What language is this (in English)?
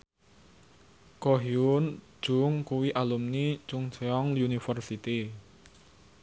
Javanese